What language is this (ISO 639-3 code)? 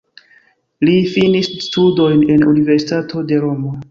epo